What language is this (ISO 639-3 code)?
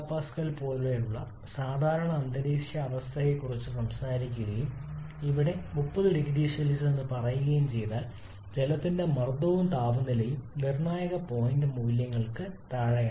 mal